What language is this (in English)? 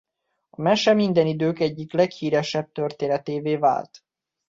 Hungarian